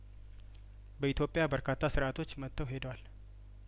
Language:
Amharic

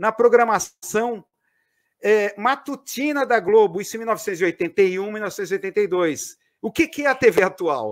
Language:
Portuguese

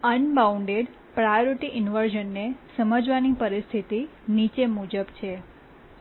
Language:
Gujarati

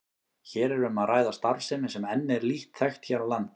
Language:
Icelandic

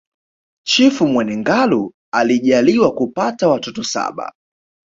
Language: Swahili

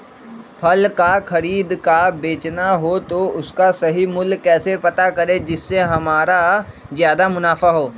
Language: Magahi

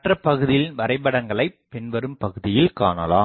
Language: Tamil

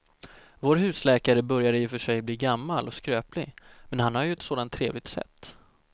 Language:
Swedish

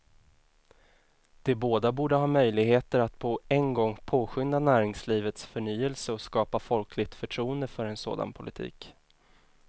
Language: Swedish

